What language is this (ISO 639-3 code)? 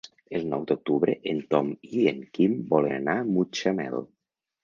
cat